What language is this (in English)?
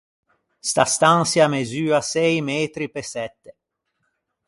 Ligurian